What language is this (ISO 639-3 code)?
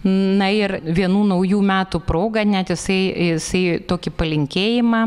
lit